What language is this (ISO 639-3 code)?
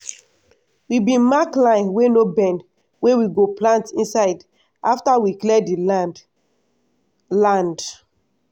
pcm